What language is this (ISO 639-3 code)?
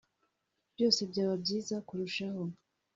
kin